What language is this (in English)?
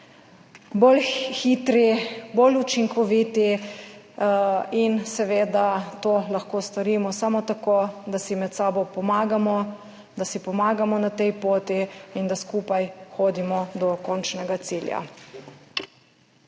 Slovenian